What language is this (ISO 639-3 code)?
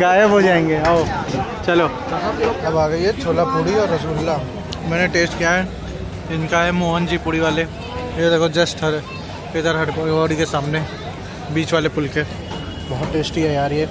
hin